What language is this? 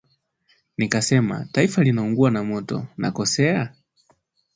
Swahili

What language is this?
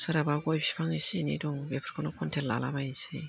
Bodo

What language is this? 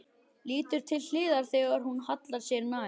Icelandic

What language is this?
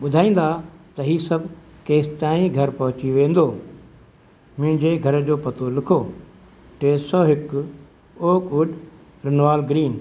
Sindhi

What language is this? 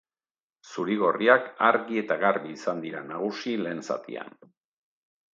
Basque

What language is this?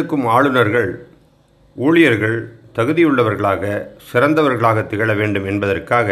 Tamil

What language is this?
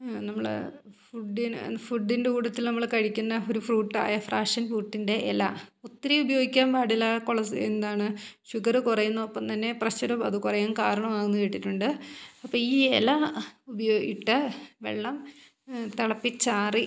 Malayalam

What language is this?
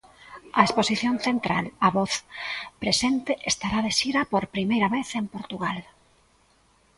Galician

